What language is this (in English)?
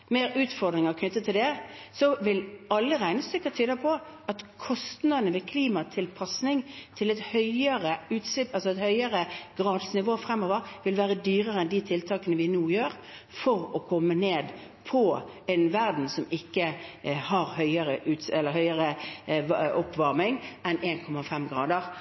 Norwegian Bokmål